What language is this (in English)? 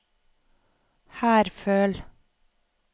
Norwegian